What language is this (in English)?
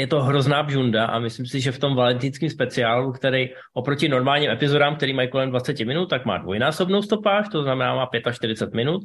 Czech